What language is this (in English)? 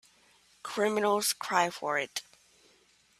English